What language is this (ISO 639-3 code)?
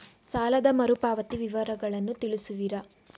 kan